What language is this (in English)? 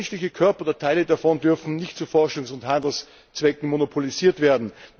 German